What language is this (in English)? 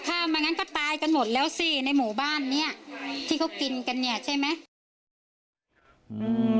Thai